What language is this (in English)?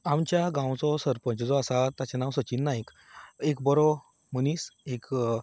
Konkani